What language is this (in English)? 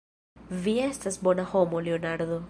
Esperanto